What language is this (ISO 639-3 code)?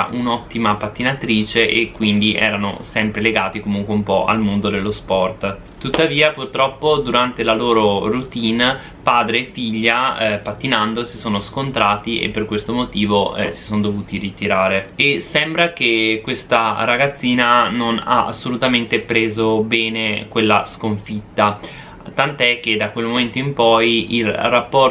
ita